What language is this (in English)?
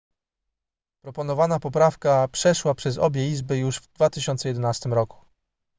Polish